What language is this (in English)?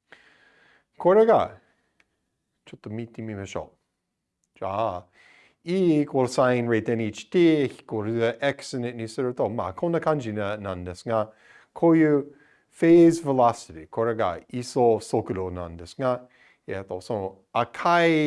Japanese